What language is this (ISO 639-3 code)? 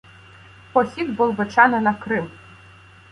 ukr